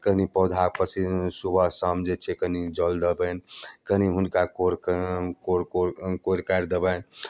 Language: Maithili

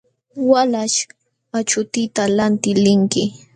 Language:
Jauja Wanca Quechua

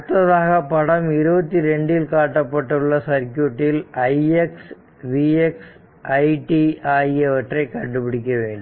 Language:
Tamil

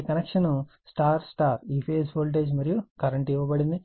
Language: Telugu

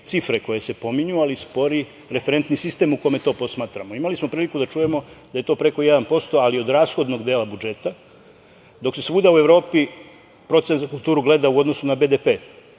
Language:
Serbian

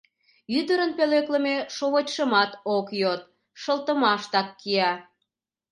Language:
Mari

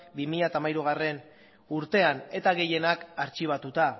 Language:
Basque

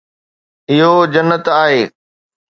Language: Sindhi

